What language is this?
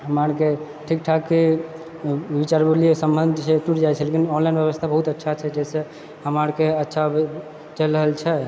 Maithili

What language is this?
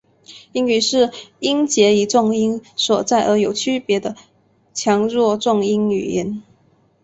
Chinese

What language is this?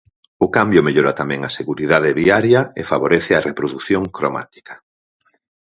Galician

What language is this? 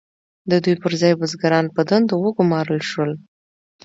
Pashto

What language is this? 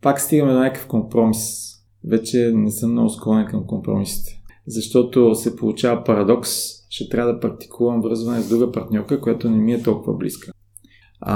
Bulgarian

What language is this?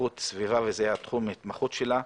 Hebrew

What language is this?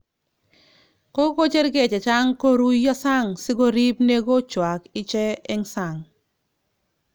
Kalenjin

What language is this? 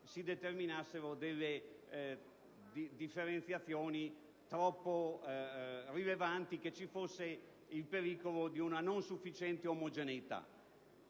Italian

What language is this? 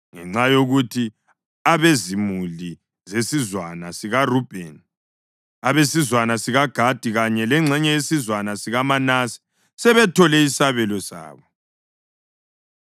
North Ndebele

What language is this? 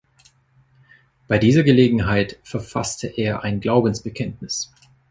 German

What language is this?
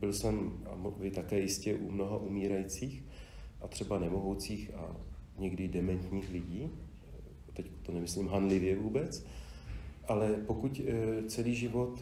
Czech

